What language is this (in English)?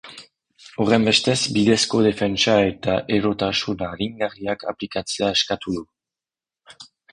Basque